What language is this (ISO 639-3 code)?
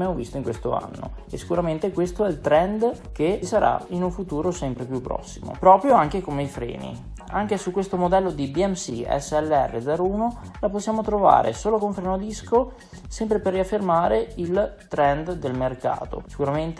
ita